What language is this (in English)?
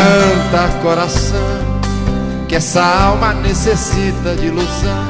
Portuguese